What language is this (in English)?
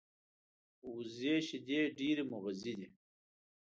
Pashto